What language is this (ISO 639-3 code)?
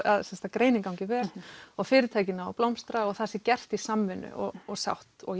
isl